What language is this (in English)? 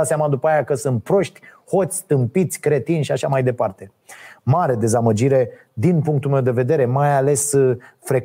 Romanian